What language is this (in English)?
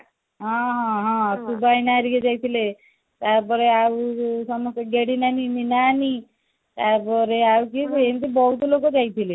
Odia